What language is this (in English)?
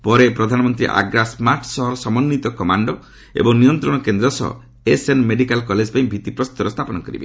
Odia